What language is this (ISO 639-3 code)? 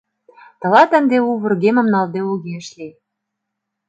chm